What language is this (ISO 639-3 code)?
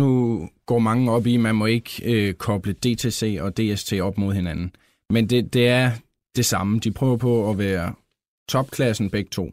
dan